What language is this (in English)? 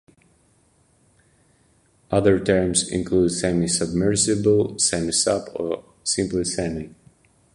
English